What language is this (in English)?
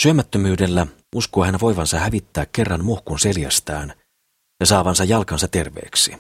Finnish